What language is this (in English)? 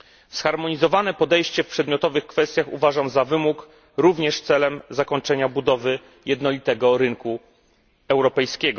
Polish